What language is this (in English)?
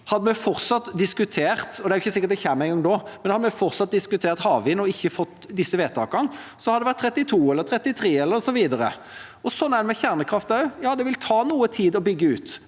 Norwegian